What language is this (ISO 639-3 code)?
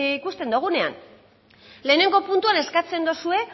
eus